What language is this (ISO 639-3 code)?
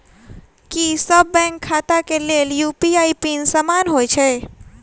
mai